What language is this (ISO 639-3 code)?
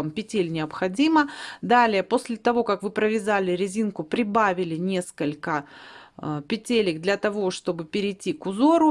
rus